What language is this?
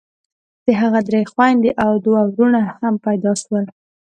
Pashto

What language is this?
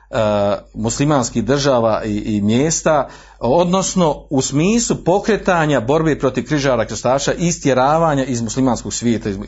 Croatian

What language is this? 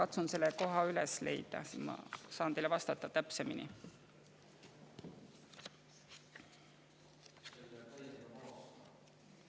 Estonian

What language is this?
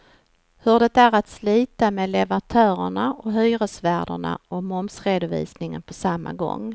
Swedish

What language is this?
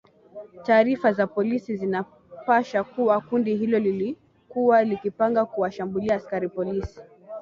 Swahili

